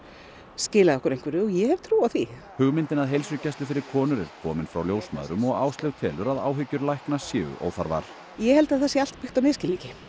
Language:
Icelandic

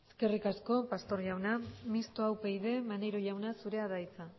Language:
Basque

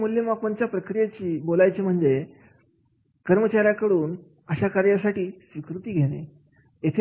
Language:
Marathi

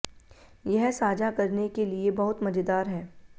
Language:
Hindi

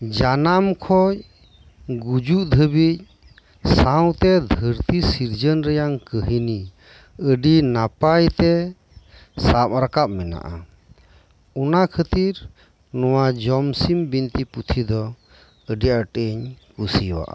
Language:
Santali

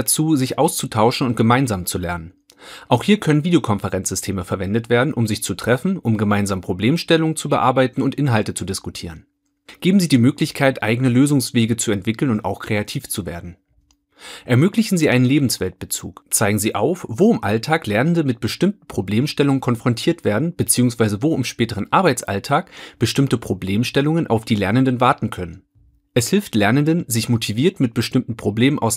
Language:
German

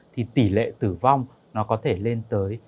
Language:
Vietnamese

